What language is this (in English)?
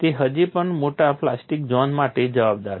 Gujarati